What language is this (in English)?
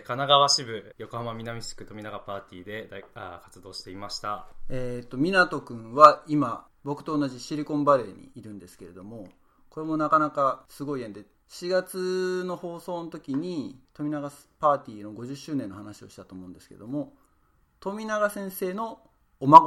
Japanese